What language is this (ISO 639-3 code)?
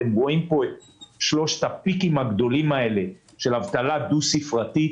heb